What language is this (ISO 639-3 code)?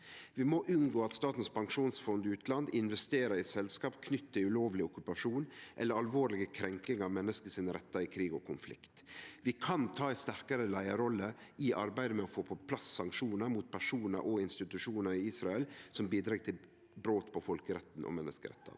nor